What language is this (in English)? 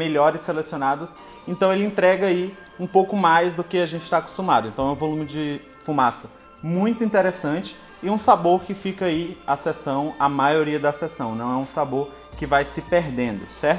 Portuguese